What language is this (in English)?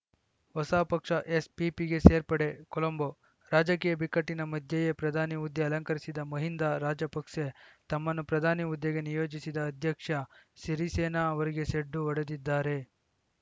Kannada